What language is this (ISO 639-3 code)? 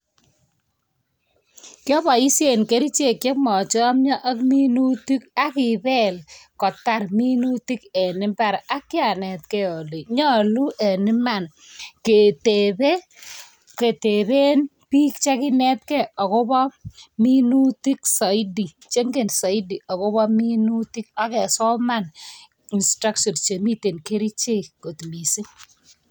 kln